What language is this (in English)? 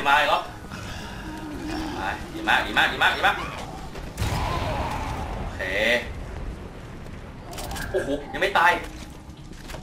Thai